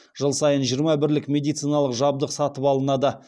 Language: Kazakh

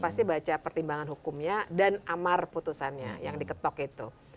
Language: Indonesian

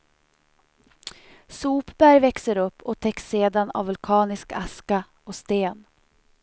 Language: Swedish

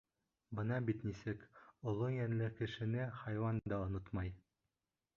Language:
Bashkir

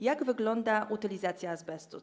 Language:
Polish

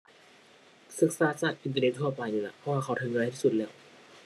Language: Thai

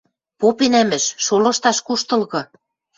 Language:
Western Mari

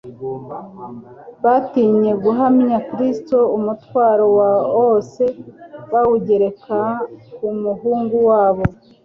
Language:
Kinyarwanda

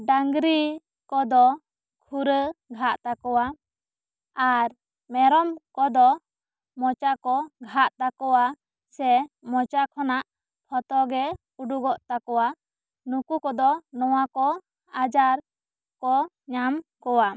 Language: Santali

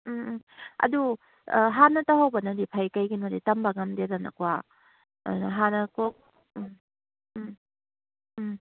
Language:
Manipuri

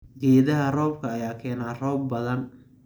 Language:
Somali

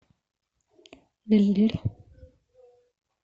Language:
Russian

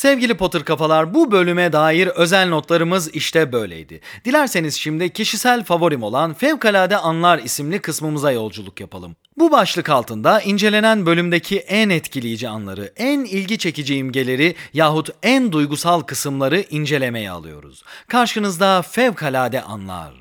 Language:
Turkish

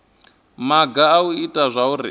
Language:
Venda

